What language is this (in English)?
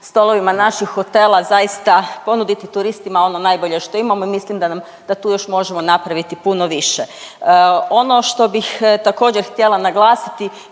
Croatian